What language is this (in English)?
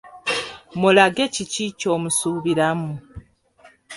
Ganda